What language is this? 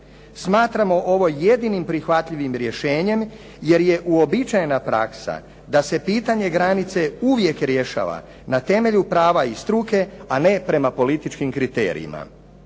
Croatian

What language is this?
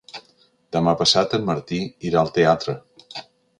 Catalan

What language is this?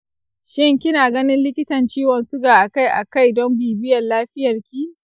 Hausa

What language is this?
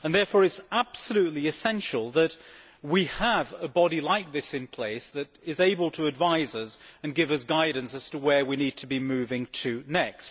English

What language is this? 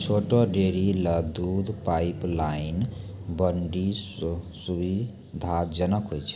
Maithili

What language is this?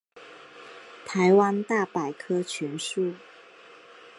Chinese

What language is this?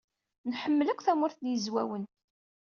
Kabyle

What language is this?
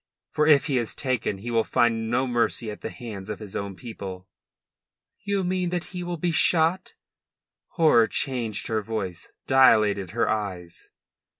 English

